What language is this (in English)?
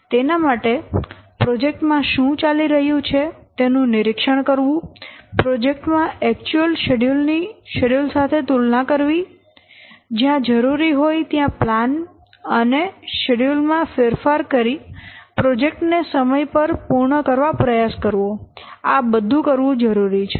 Gujarati